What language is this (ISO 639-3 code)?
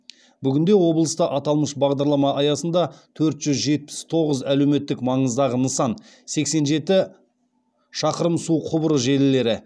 kaz